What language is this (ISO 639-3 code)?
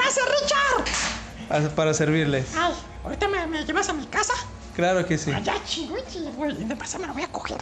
spa